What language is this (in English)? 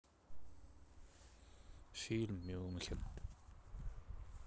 Russian